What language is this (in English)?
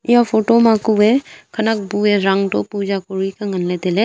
Wancho Naga